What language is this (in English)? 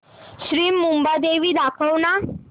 Marathi